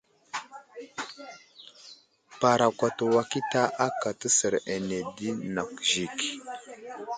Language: Wuzlam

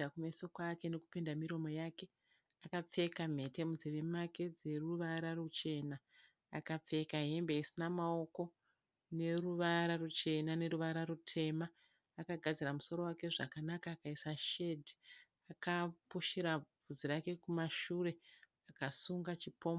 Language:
Shona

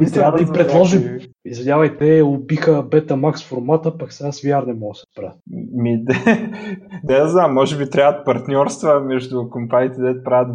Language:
Bulgarian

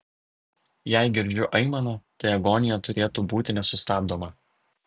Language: Lithuanian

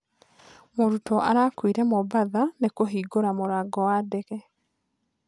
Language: Kikuyu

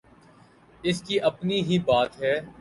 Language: Urdu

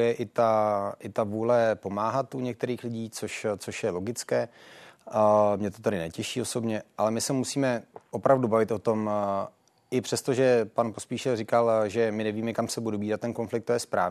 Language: Czech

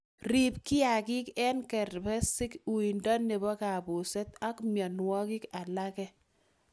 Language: Kalenjin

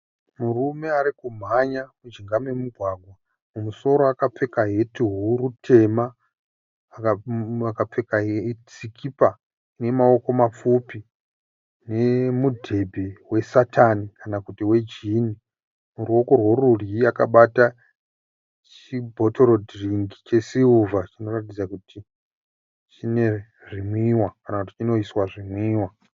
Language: Shona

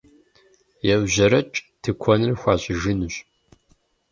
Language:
Kabardian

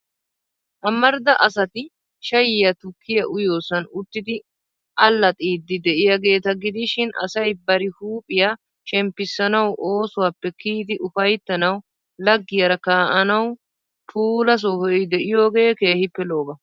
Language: Wolaytta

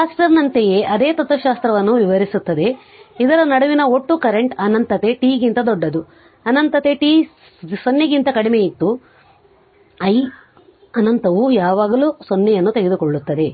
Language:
Kannada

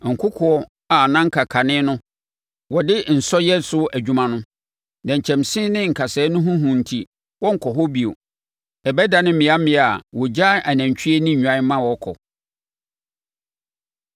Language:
Akan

